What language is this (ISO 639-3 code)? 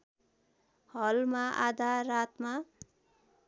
nep